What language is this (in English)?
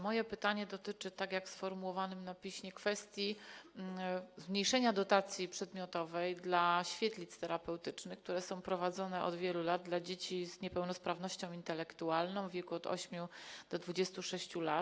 Polish